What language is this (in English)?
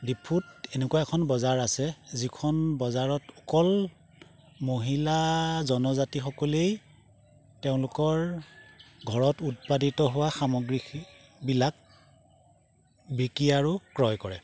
Assamese